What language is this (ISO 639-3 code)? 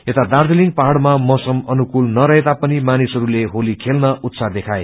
nep